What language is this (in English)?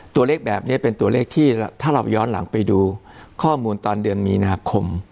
Thai